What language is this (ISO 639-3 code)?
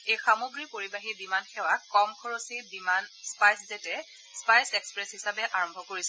asm